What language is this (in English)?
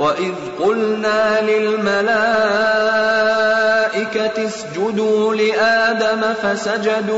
Urdu